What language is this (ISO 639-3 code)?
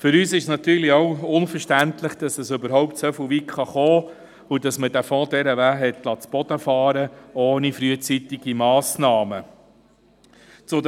gsw